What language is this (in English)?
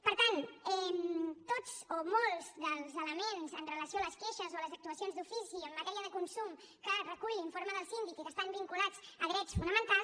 Catalan